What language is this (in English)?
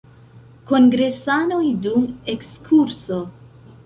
Esperanto